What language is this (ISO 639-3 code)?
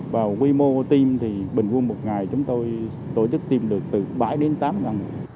vie